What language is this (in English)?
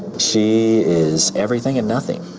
English